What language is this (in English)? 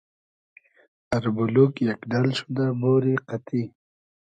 Hazaragi